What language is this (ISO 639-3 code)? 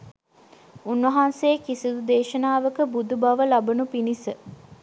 sin